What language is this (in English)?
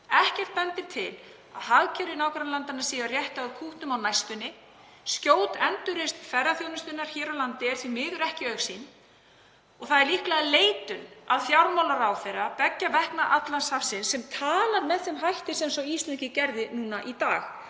Icelandic